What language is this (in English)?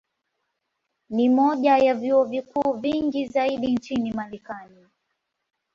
Swahili